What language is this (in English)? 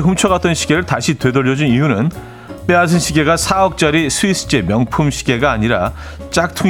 Korean